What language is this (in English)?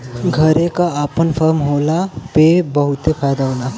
Bhojpuri